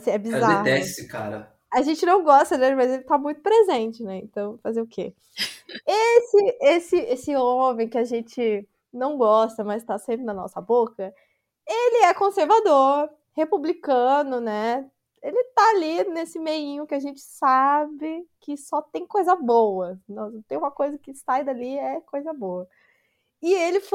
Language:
Portuguese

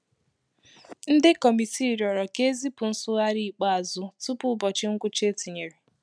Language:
Igbo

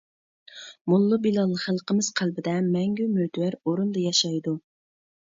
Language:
Uyghur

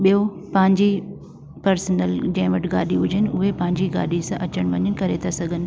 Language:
Sindhi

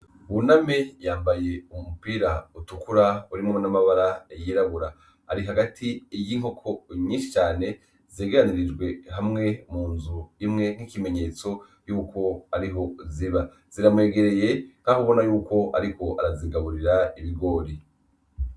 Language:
Rundi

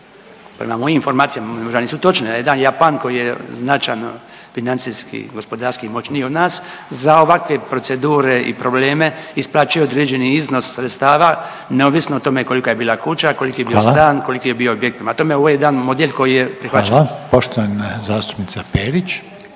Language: Croatian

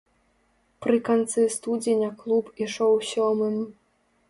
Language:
Belarusian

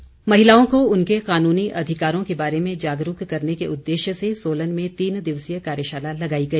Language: Hindi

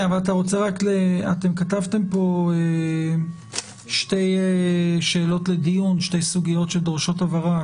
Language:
Hebrew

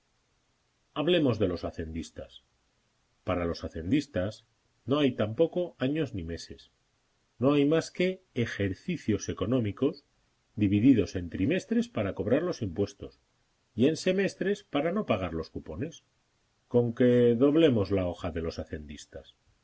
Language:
Spanish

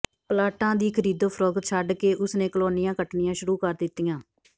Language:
Punjabi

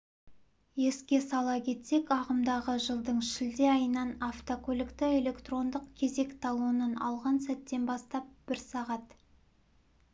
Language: Kazakh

